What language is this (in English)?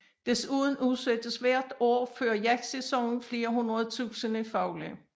Danish